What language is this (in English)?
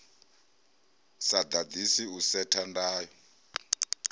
Venda